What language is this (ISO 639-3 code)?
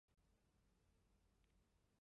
zho